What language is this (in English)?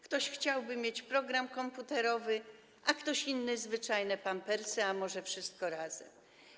Polish